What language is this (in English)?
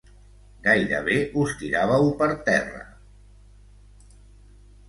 Catalan